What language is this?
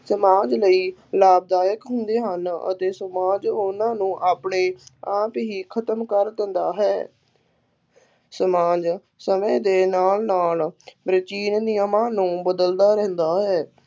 Punjabi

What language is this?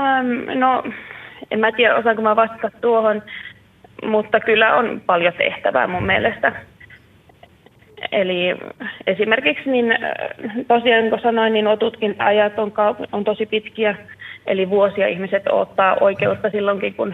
Finnish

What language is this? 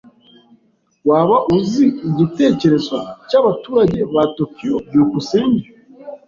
Kinyarwanda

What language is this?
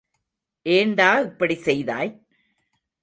Tamil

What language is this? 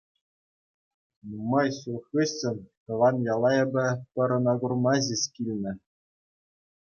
Chuvash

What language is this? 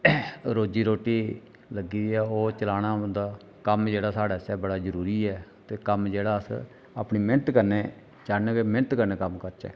Dogri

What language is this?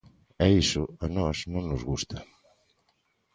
Galician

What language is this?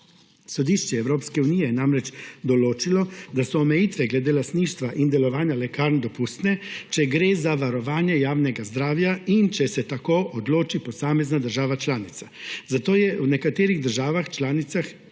Slovenian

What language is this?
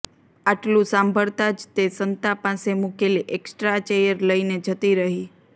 Gujarati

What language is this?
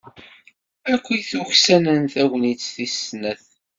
Kabyle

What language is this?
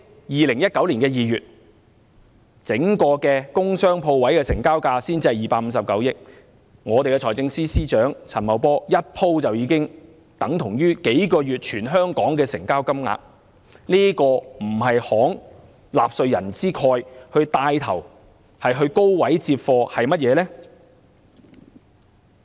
Cantonese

